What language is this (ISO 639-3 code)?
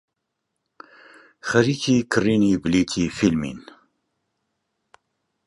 ckb